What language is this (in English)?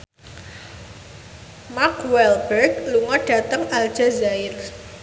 Javanese